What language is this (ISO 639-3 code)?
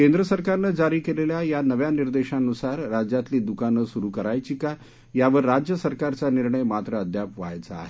mar